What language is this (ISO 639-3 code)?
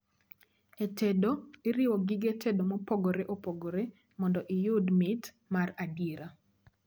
luo